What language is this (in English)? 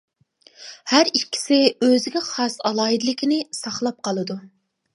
Uyghur